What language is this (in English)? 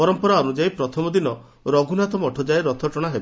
Odia